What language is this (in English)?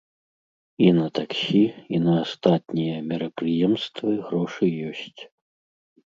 Belarusian